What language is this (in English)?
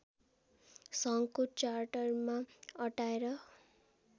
Nepali